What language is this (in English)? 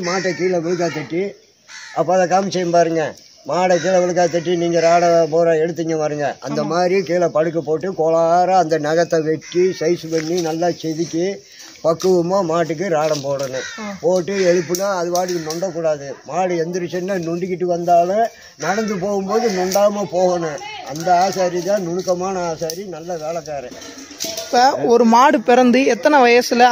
Romanian